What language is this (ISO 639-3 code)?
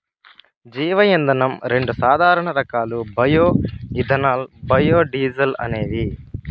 tel